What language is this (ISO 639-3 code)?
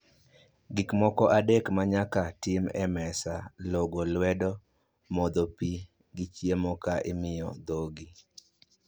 luo